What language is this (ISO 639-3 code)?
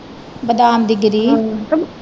pan